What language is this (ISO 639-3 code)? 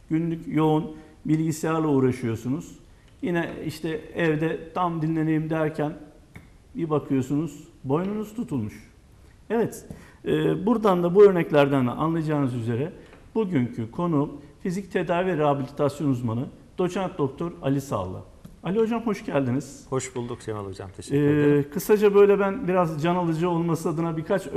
tur